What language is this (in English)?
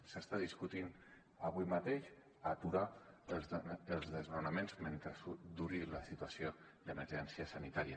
Catalan